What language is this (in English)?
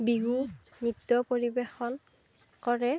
Assamese